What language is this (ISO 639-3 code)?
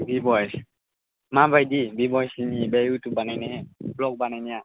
brx